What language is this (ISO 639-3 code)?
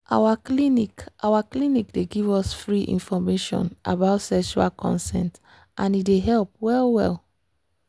pcm